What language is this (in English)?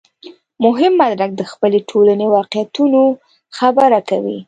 Pashto